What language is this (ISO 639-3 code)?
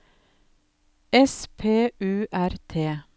nor